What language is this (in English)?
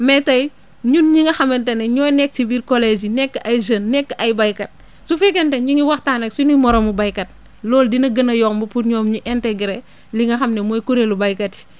Wolof